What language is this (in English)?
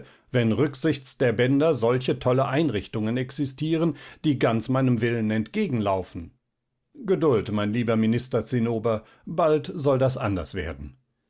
German